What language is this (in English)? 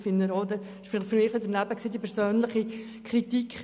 Swiss German